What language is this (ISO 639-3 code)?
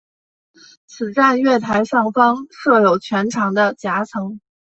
zho